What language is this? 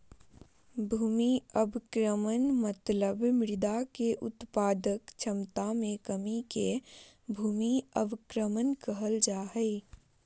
Magahi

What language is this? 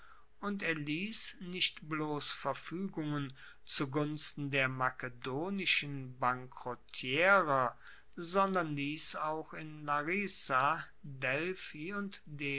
German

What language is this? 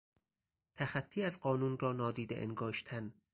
Persian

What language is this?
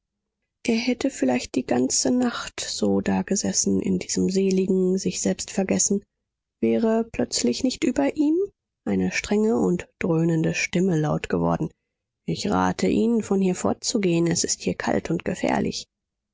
German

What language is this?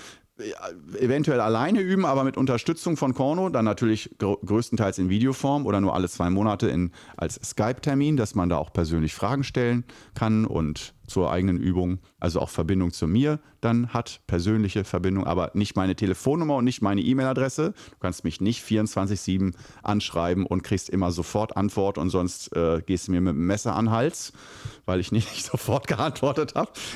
German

